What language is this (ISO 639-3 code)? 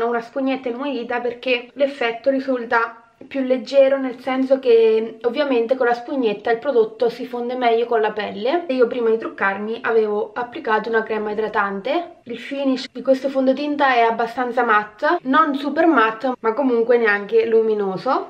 ita